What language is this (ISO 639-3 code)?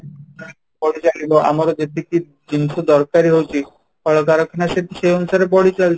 ori